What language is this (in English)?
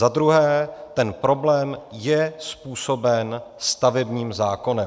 Czech